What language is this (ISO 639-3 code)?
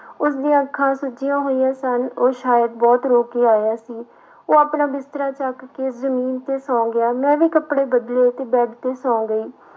pan